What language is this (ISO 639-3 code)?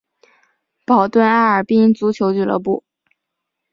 zho